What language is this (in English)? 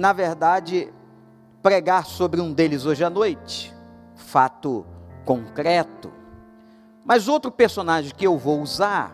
Portuguese